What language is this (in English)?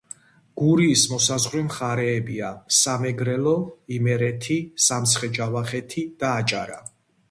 Georgian